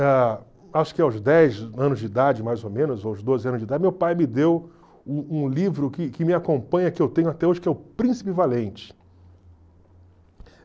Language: Portuguese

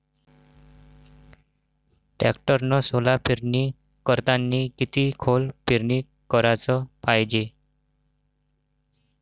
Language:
Marathi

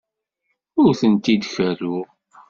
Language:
Kabyle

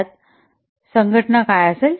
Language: Marathi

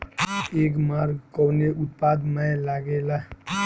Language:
Bhojpuri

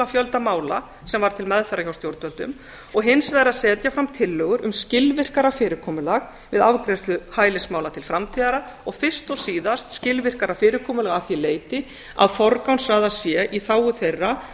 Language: Icelandic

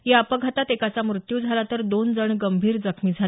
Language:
Marathi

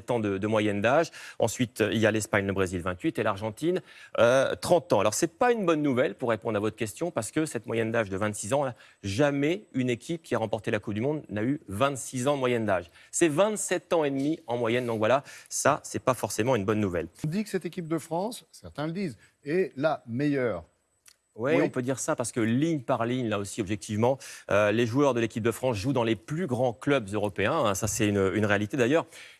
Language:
French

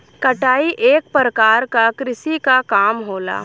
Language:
Bhojpuri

